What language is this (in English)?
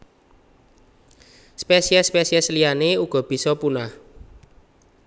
Javanese